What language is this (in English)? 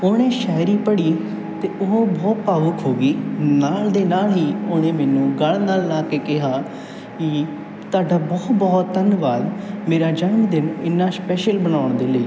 Punjabi